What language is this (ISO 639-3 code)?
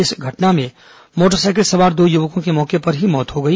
hin